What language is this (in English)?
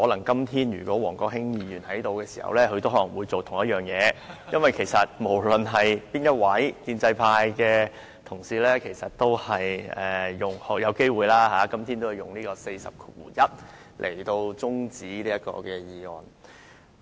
Cantonese